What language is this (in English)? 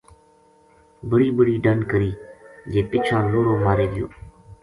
Gujari